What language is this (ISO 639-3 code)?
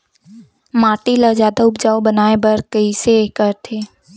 hne